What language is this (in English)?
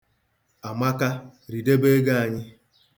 Igbo